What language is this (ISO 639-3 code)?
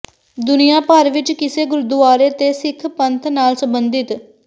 pan